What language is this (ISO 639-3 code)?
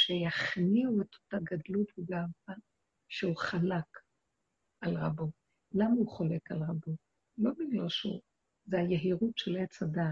heb